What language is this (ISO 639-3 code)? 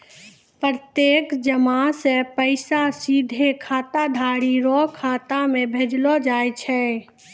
mai